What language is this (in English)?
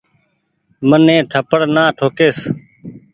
Goaria